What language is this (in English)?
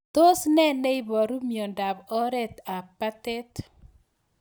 Kalenjin